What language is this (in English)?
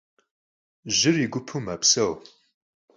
Kabardian